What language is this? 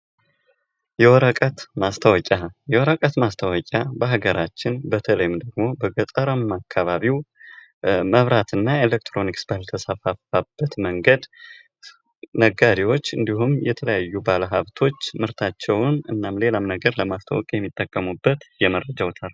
Amharic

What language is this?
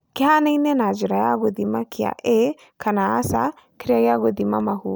Kikuyu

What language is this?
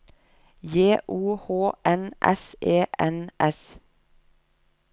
Norwegian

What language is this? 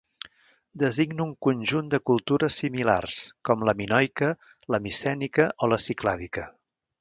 Catalan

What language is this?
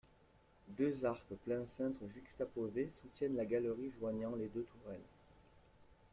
French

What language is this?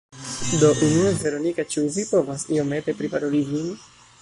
Esperanto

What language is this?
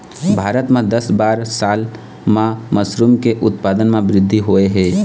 Chhattisgarhi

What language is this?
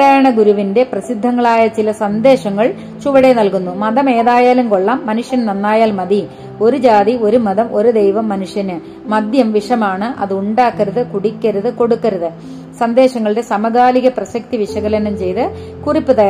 Malayalam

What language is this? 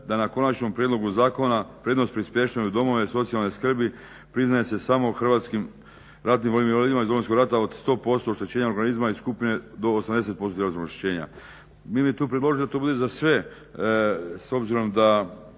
Croatian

